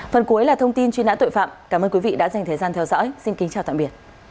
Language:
Vietnamese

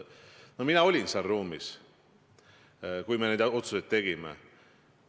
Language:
Estonian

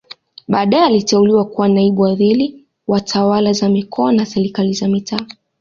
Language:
Swahili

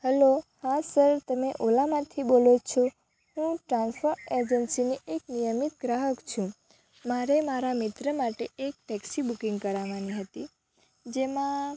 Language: Gujarati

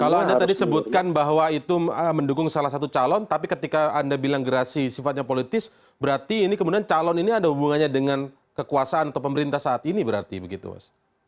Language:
Indonesian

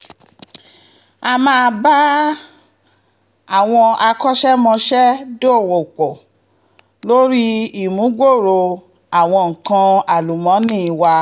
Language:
Yoruba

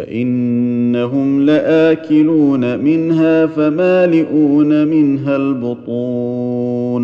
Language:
Arabic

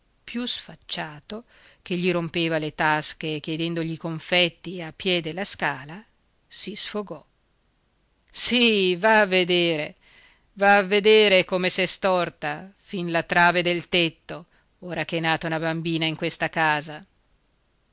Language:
Italian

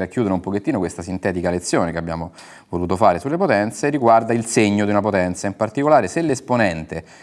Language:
Italian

